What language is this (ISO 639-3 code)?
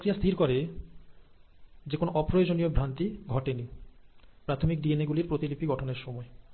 ben